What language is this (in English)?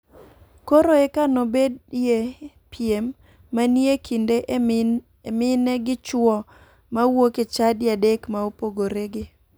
Luo (Kenya and Tanzania)